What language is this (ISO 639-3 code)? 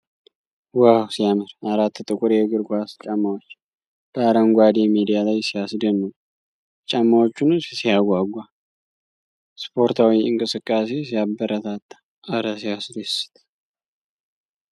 amh